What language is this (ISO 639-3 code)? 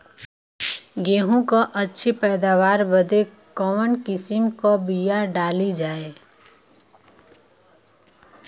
bho